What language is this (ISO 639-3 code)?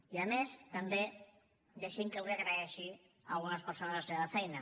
cat